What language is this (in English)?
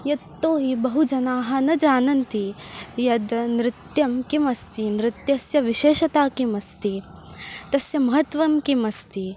Sanskrit